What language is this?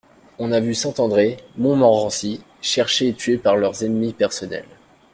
French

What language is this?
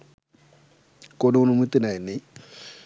Bangla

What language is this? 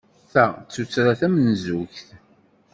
Kabyle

